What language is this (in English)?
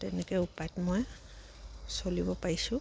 Assamese